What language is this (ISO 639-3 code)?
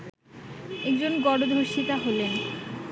ben